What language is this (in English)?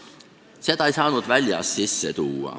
Estonian